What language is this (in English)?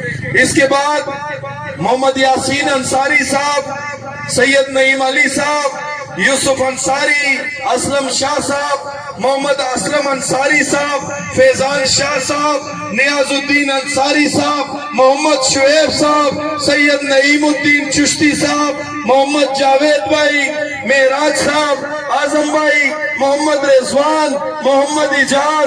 Urdu